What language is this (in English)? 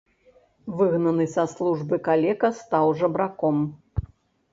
Belarusian